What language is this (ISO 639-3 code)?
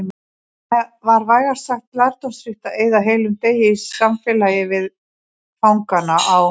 isl